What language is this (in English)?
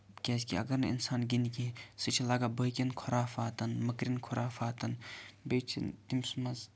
Kashmiri